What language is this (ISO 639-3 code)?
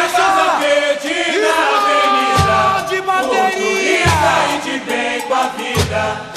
fra